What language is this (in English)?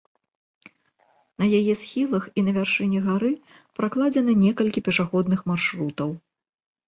Belarusian